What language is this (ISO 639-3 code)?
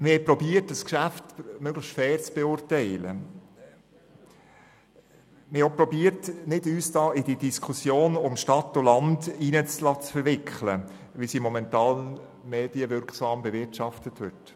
gsw